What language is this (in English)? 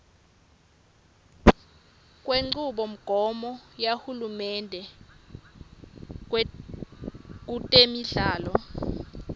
Swati